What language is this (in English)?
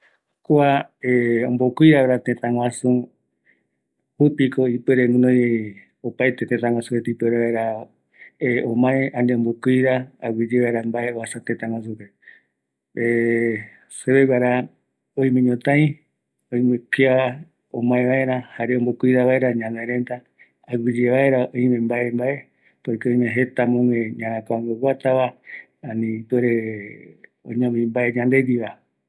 Eastern Bolivian Guaraní